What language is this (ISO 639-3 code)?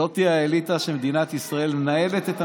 heb